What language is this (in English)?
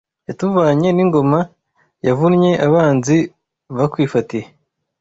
Kinyarwanda